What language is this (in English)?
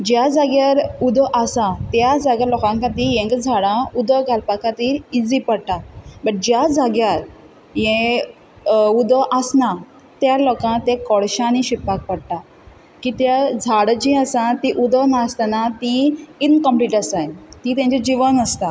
Konkani